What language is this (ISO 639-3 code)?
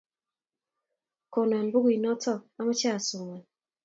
kln